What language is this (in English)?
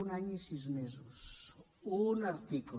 Catalan